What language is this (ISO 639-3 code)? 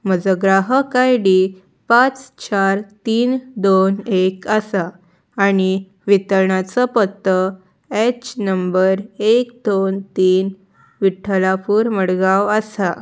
kok